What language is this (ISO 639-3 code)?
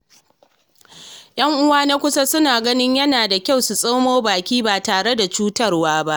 hau